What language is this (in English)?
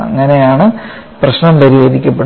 Malayalam